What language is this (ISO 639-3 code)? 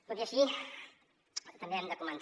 cat